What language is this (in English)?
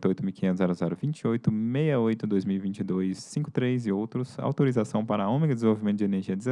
Portuguese